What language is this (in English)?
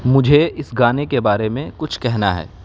Urdu